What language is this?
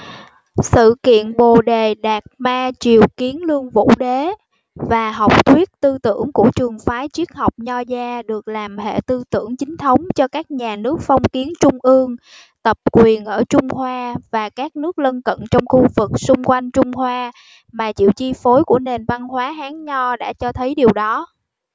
Vietnamese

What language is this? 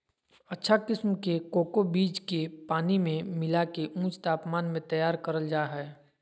Magahi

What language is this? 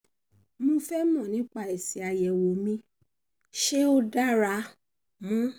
Yoruba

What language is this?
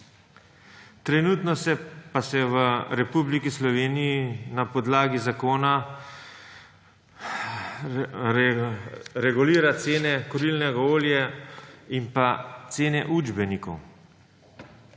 Slovenian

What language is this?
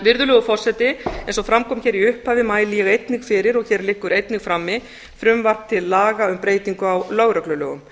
Icelandic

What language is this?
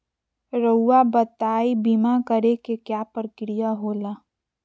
Magahi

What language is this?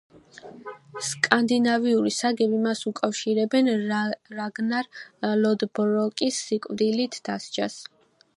Georgian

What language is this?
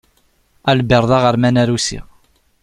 Kabyle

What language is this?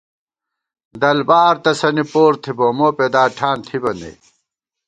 Gawar-Bati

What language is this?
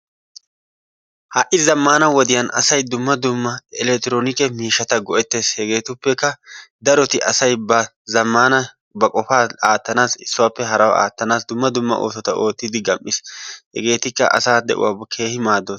Wolaytta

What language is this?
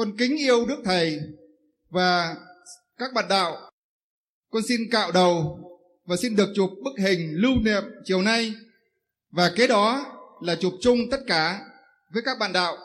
Vietnamese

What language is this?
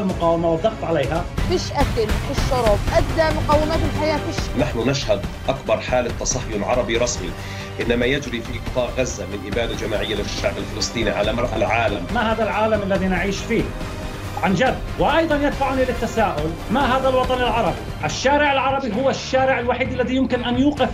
Arabic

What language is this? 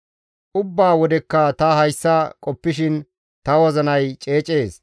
Gamo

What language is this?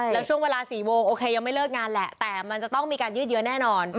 Thai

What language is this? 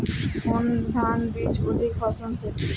Bangla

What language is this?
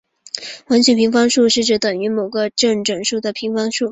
Chinese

